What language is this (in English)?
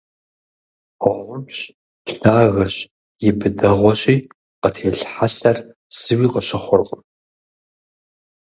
Kabardian